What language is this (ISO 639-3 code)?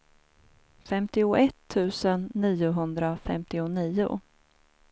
swe